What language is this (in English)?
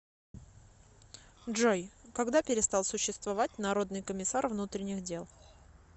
Russian